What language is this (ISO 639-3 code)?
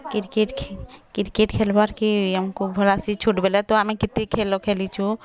ori